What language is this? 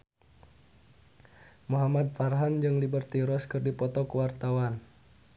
Sundanese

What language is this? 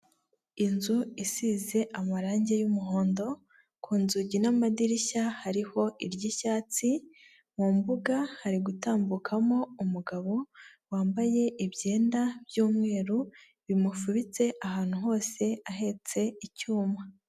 Kinyarwanda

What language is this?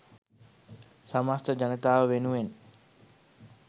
Sinhala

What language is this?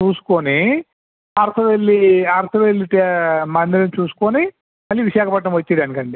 Telugu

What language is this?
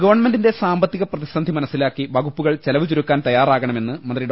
Malayalam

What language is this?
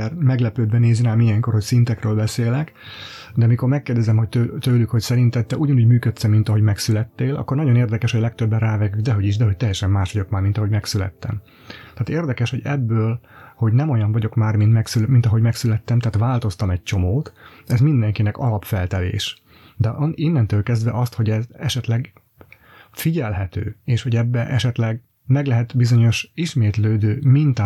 Hungarian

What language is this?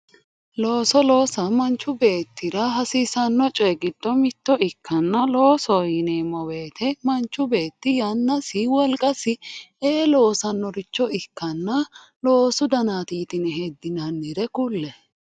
Sidamo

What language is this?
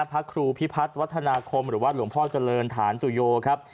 Thai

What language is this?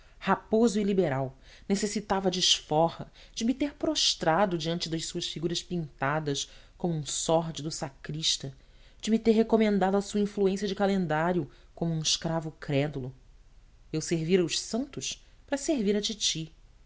Portuguese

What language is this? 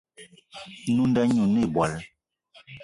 Eton (Cameroon)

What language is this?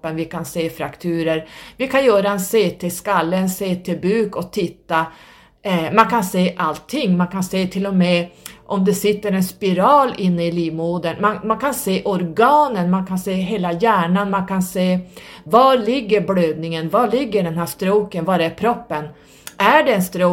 Swedish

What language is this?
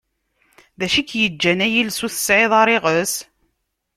Kabyle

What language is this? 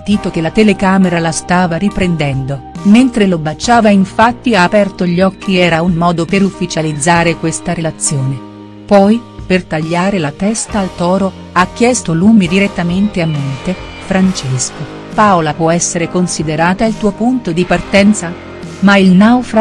Italian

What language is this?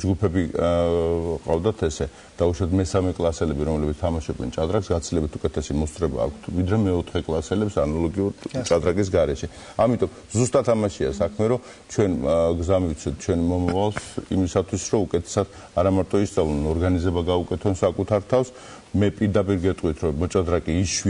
Romanian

